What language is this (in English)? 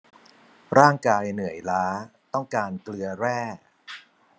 Thai